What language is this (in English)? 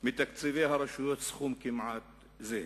Hebrew